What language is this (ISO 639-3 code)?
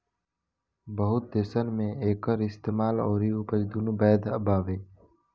bho